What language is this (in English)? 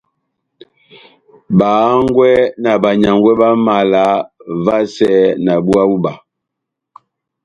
Batanga